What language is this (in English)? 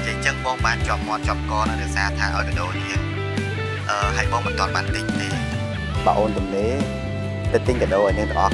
Thai